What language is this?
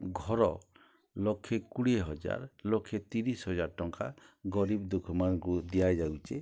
Odia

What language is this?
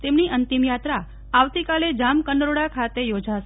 Gujarati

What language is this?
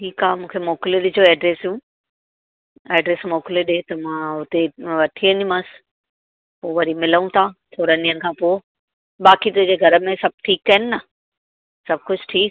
Sindhi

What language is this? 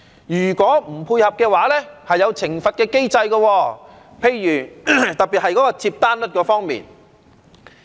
Cantonese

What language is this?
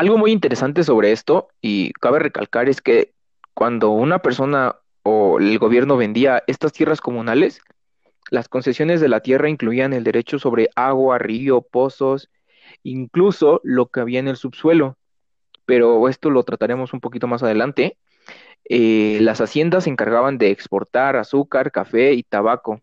Spanish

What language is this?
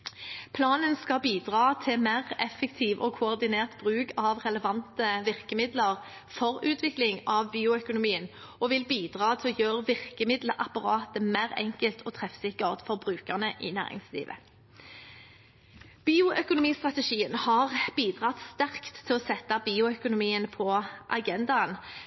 Norwegian Bokmål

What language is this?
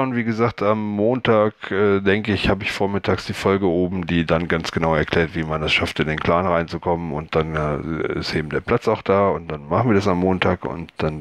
German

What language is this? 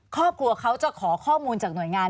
Thai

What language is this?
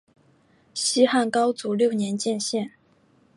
Chinese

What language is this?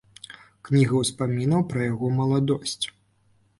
Belarusian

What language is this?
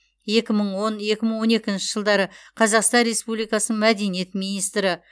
Kazakh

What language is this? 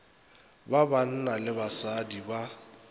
Northern Sotho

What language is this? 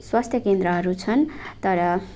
Nepali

